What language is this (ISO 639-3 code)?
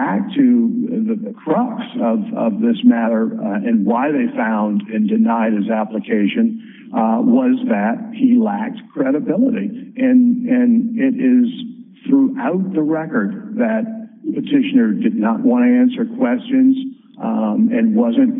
eng